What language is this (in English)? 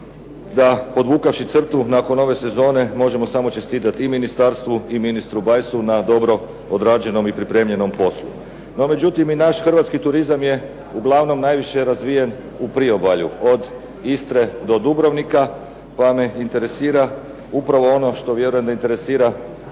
Croatian